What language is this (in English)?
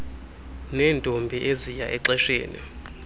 Xhosa